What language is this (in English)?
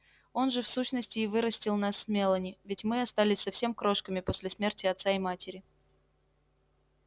Russian